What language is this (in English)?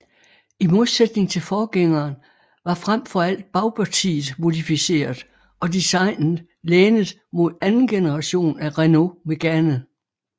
Danish